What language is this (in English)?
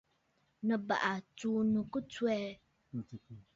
Bafut